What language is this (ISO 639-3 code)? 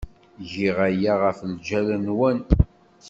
kab